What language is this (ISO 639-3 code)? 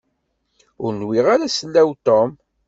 kab